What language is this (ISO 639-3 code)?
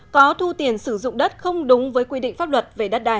vie